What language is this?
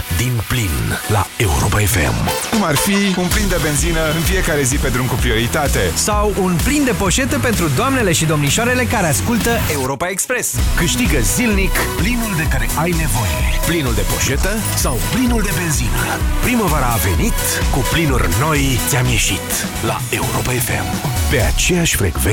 Romanian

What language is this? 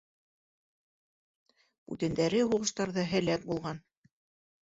Bashkir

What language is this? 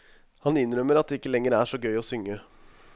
Norwegian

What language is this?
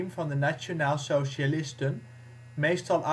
Dutch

